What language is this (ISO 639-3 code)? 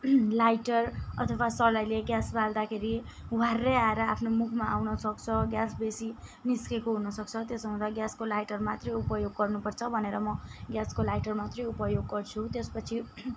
nep